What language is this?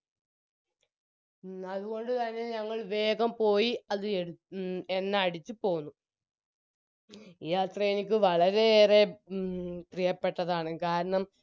Malayalam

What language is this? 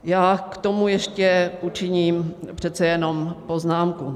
Czech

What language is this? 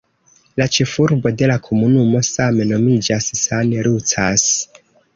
Esperanto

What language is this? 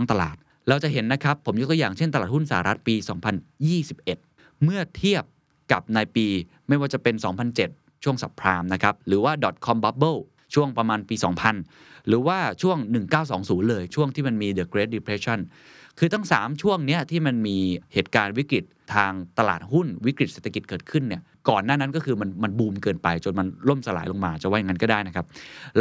Thai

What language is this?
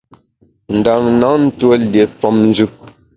Bamun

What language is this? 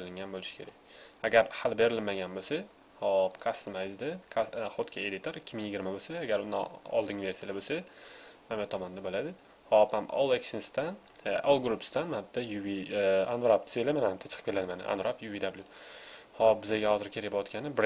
Uzbek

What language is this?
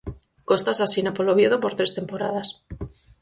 Galician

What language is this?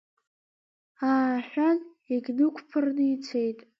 Abkhazian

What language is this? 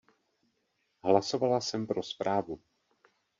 Czech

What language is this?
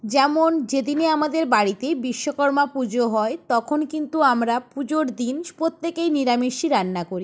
Bangla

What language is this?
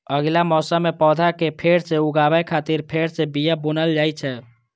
Maithili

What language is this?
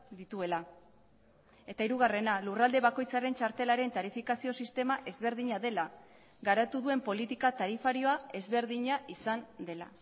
Basque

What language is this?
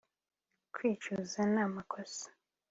Kinyarwanda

